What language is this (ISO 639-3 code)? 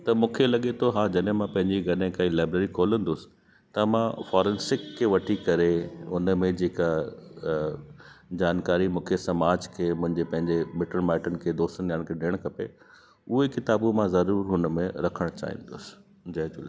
snd